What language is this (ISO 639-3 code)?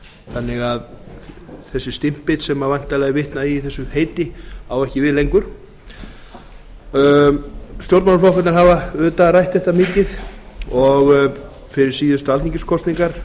isl